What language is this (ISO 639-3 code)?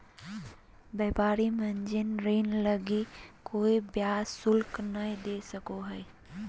mag